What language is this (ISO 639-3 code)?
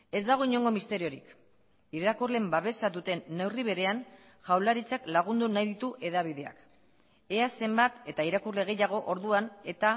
eus